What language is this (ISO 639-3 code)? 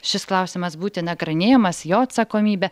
lit